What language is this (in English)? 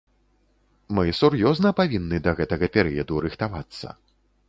Belarusian